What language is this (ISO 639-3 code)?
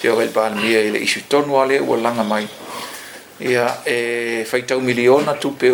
fil